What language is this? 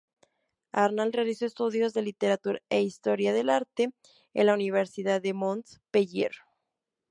Spanish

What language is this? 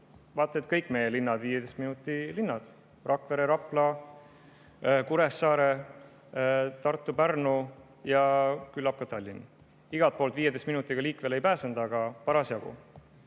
Estonian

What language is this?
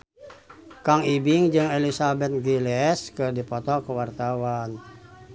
Sundanese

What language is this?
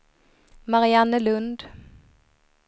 Swedish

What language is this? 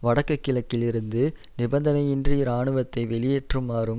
Tamil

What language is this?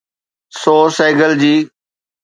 Sindhi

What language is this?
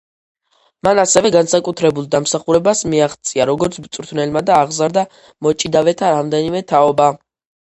Georgian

